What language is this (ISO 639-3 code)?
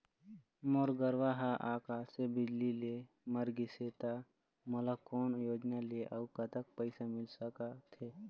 hne